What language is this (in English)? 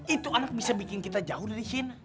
Indonesian